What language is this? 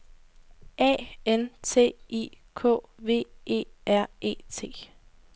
Danish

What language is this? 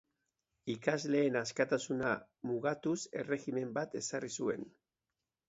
Basque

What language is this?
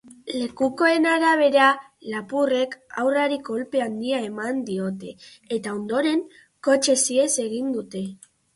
Basque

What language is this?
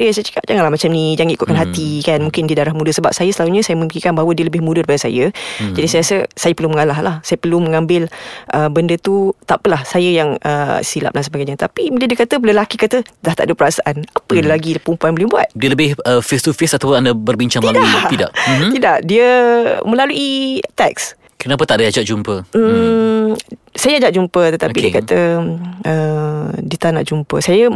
Malay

